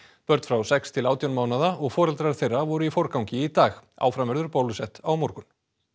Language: Icelandic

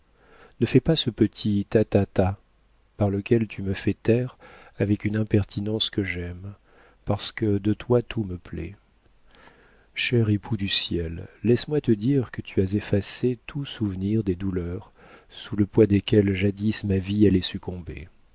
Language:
French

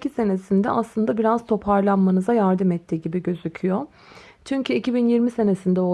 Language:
Turkish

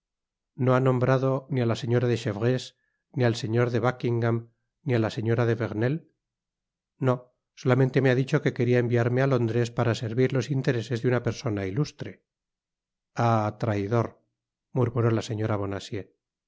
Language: Spanish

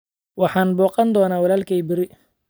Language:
Somali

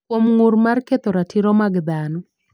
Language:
Luo (Kenya and Tanzania)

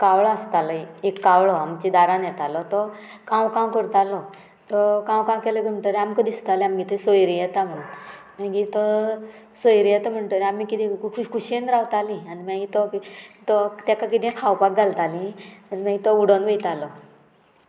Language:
Konkani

